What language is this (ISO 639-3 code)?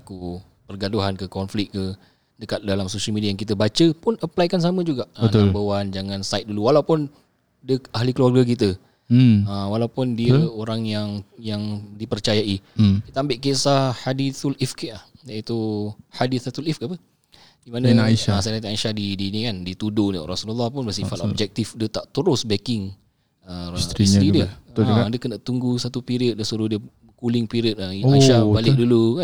msa